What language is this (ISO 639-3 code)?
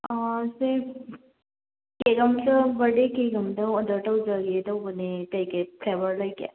mni